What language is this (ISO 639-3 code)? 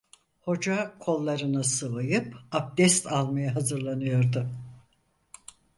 tur